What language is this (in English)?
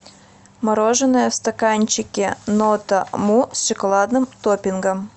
Russian